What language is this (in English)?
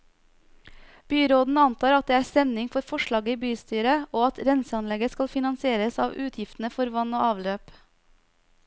Norwegian